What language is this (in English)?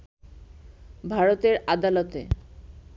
Bangla